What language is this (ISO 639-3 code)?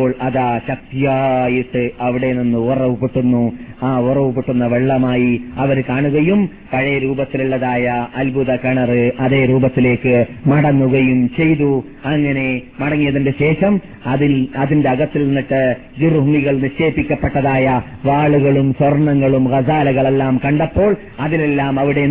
mal